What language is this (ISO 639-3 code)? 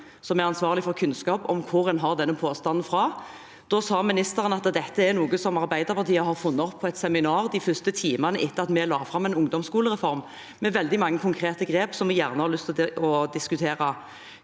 nor